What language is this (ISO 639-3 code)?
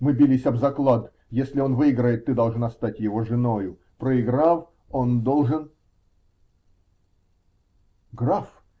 rus